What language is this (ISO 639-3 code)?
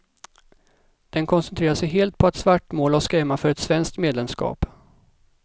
swe